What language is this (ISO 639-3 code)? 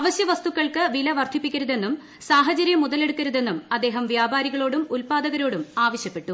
mal